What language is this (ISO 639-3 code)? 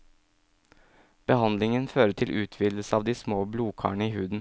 nor